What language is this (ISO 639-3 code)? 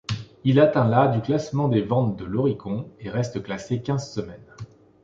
fra